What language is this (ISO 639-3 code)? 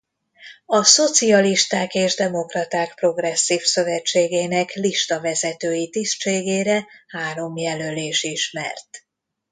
hun